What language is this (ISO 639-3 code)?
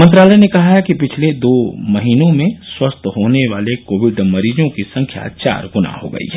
hin